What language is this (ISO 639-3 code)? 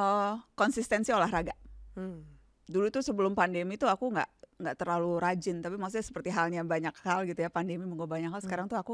ind